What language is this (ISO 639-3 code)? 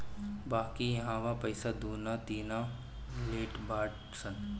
bho